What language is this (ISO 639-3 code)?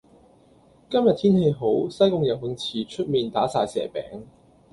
yue